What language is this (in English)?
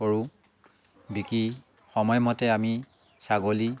Assamese